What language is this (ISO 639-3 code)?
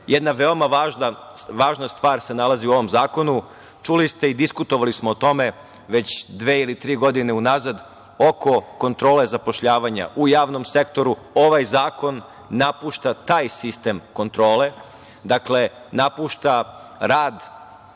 srp